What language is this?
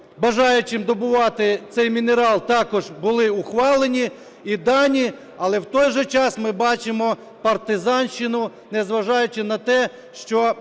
Ukrainian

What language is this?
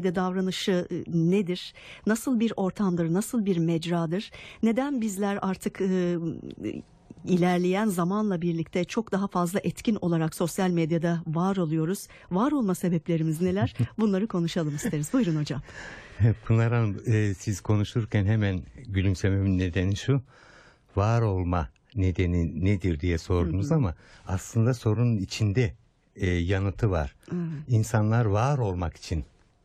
Turkish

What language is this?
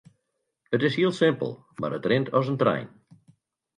Western Frisian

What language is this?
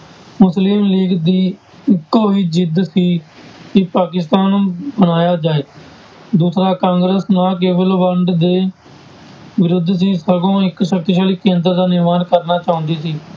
Punjabi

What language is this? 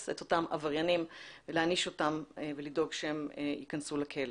Hebrew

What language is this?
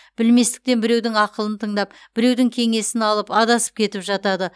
Kazakh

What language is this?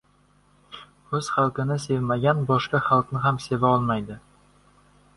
Uzbek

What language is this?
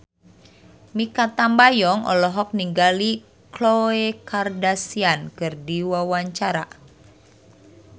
Sundanese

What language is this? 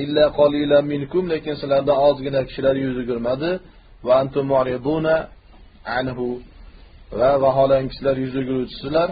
Turkish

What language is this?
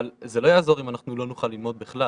Hebrew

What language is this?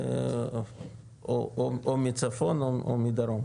Hebrew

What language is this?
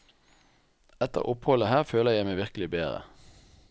Norwegian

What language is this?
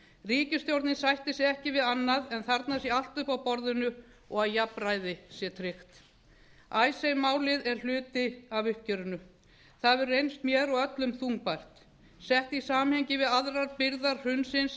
Icelandic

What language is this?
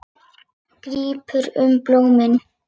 Icelandic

